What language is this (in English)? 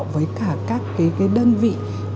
Vietnamese